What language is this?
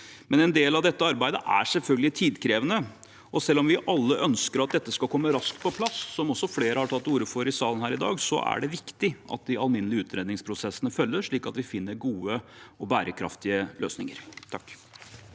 Norwegian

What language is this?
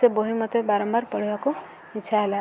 Odia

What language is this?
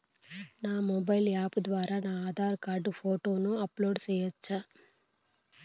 Telugu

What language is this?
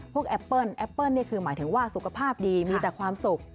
Thai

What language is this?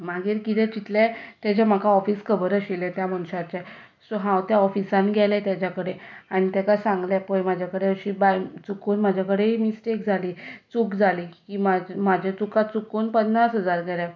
Konkani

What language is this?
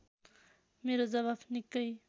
Nepali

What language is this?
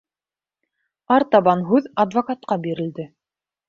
Bashkir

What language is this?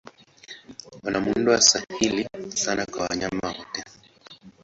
Swahili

